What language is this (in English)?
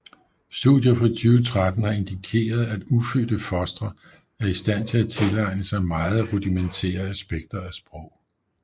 Danish